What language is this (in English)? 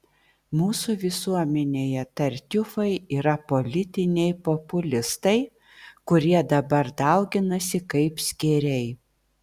Lithuanian